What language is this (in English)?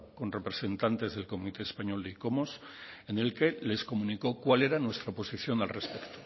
Spanish